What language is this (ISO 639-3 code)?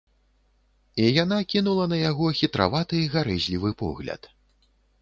bel